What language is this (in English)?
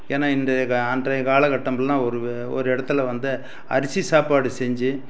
Tamil